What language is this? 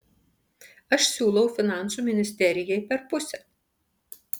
Lithuanian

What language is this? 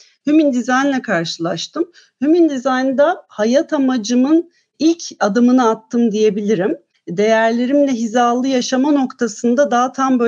Turkish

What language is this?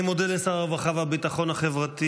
Hebrew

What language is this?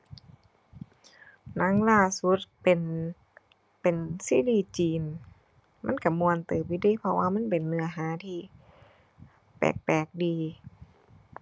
Thai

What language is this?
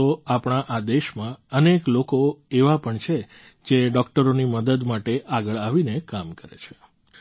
Gujarati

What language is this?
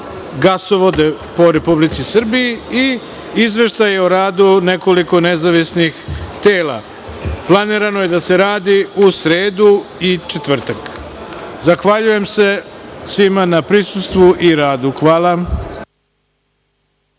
Serbian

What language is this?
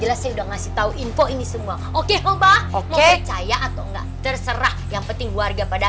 Indonesian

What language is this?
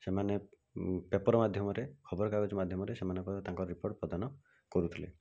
Odia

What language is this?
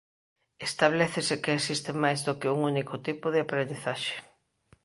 Galician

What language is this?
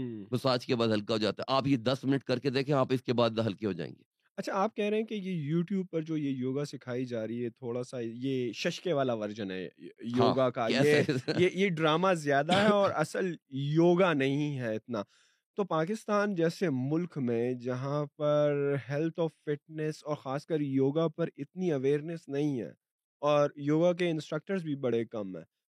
Urdu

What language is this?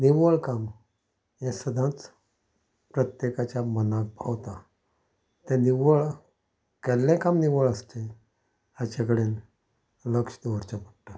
Konkani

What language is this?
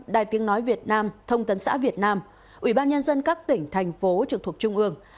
Vietnamese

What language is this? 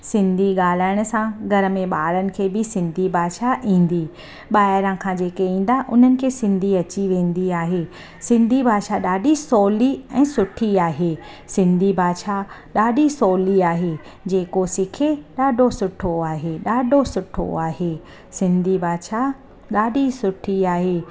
Sindhi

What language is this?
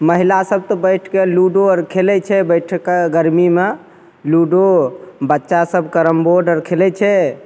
Maithili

